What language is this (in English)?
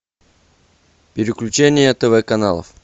Russian